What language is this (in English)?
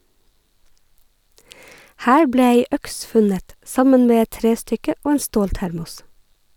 Norwegian